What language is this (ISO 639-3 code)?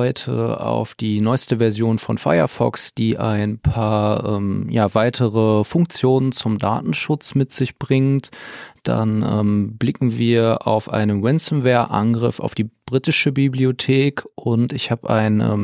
deu